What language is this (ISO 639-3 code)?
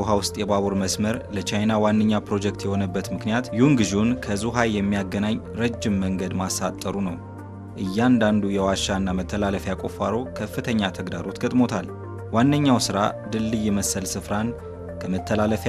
ara